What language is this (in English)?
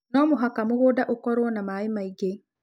Kikuyu